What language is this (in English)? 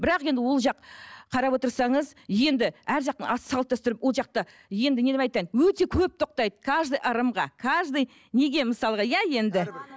Kazakh